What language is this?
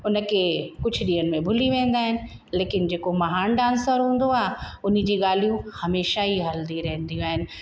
Sindhi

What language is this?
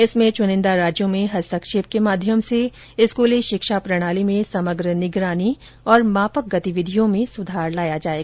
Hindi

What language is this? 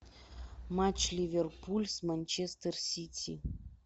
Russian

